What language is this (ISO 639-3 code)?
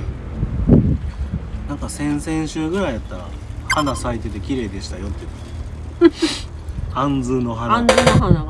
jpn